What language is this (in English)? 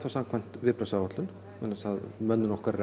Icelandic